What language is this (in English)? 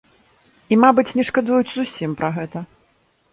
Belarusian